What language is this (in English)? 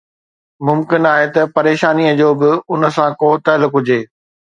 Sindhi